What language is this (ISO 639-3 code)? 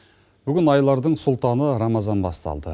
kaz